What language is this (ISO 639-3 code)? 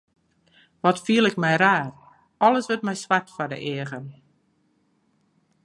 fry